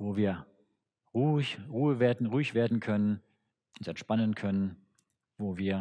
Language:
German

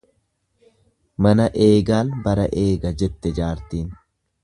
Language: Oromo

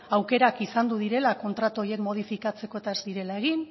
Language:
Basque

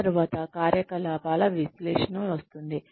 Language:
Telugu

